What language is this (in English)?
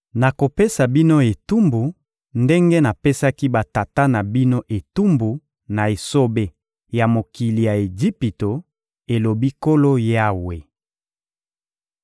Lingala